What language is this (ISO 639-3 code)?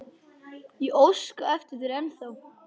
isl